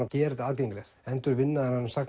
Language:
Icelandic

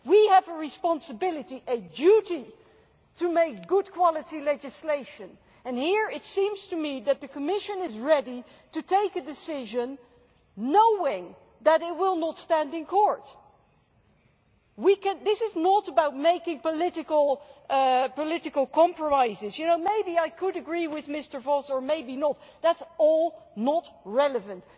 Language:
English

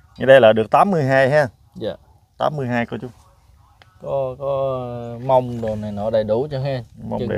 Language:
Vietnamese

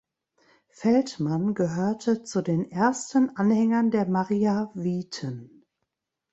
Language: German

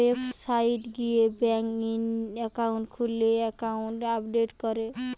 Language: Bangla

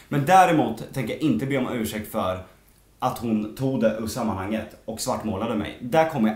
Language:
Swedish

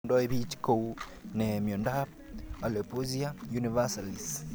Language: Kalenjin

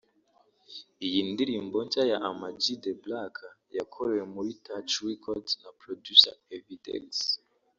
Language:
Kinyarwanda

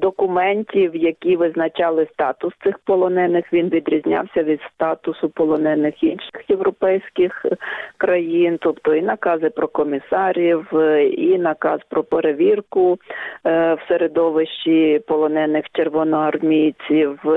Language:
Ukrainian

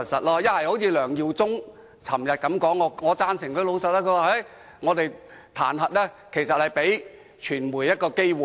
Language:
Cantonese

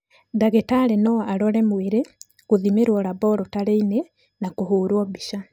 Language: Kikuyu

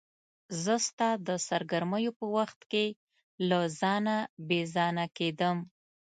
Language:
Pashto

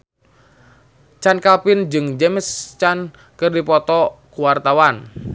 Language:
Sundanese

